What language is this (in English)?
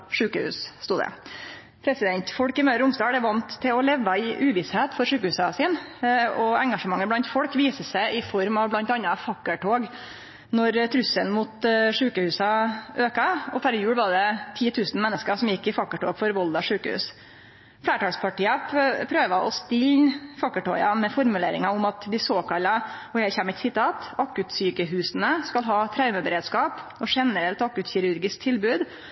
Norwegian Nynorsk